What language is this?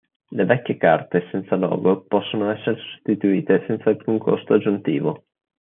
Italian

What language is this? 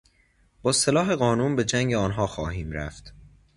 Persian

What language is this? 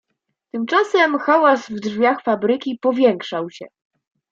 Polish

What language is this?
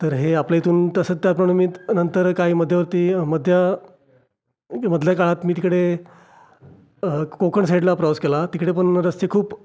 Marathi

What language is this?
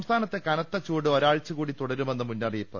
Malayalam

